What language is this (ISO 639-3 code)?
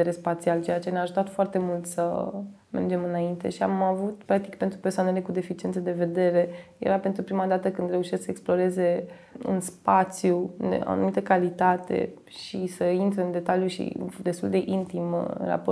ron